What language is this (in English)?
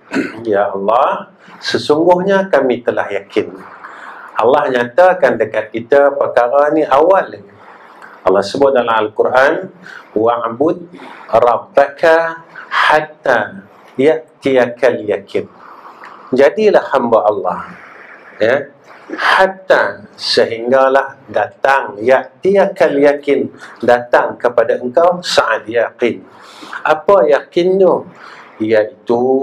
Malay